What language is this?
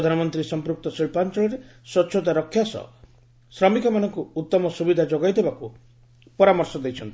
Odia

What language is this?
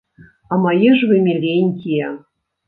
Belarusian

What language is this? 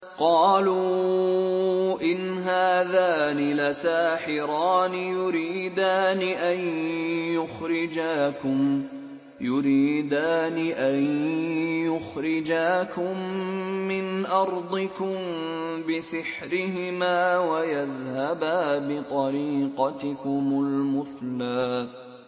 Arabic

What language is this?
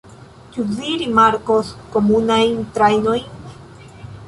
Esperanto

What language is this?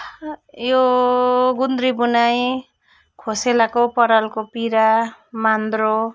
Nepali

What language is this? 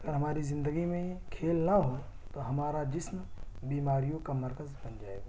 Urdu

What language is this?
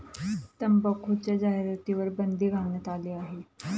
Marathi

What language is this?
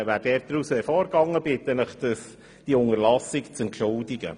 Swiss German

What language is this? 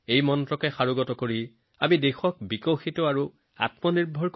Assamese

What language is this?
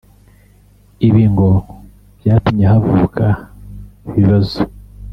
Kinyarwanda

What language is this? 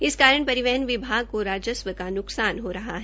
Hindi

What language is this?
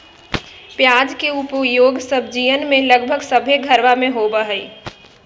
Magahi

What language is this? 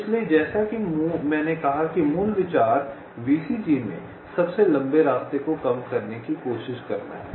Hindi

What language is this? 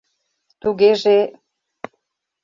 Mari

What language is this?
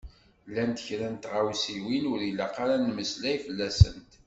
Kabyle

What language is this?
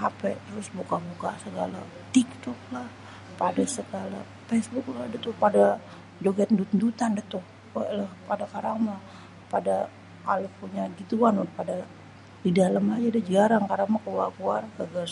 Betawi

